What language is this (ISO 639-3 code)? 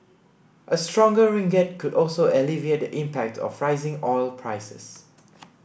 eng